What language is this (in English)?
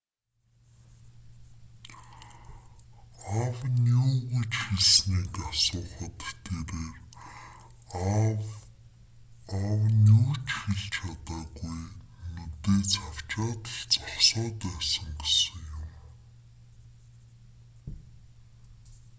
Mongolian